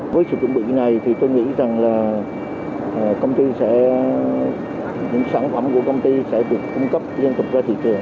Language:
Vietnamese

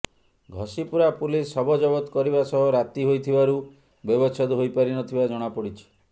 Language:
Odia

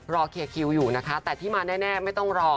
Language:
Thai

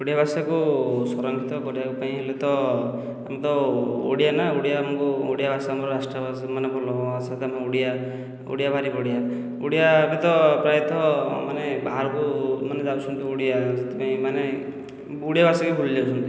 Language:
Odia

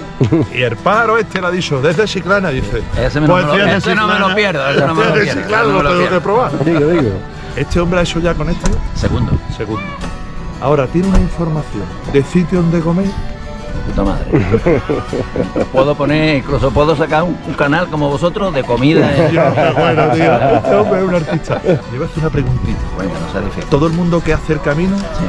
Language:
Spanish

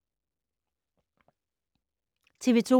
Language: Danish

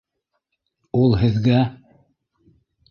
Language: Bashkir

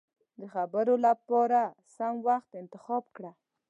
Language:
Pashto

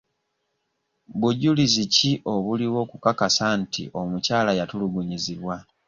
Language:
Ganda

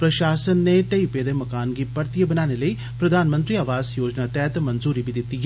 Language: Dogri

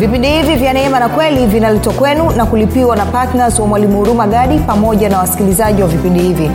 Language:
Swahili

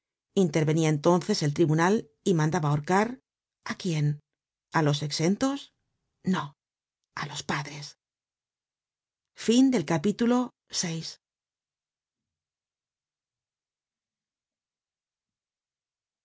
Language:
Spanish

